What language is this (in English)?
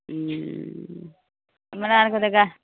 Maithili